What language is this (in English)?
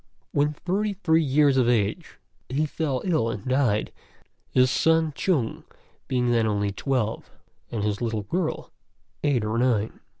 English